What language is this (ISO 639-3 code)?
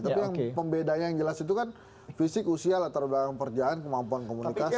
ind